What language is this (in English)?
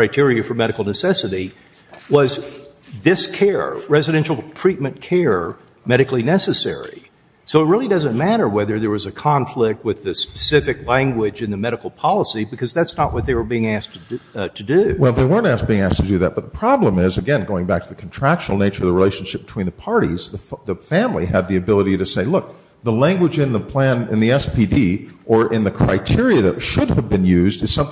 English